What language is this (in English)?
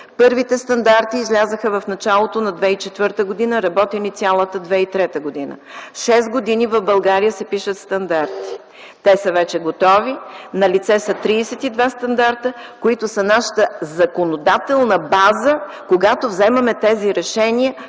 Bulgarian